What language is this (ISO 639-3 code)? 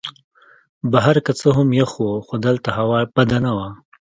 pus